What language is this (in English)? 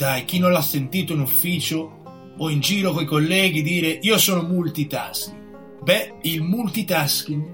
Italian